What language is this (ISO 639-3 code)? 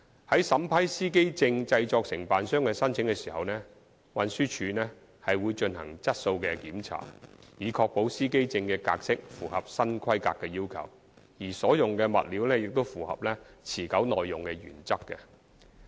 yue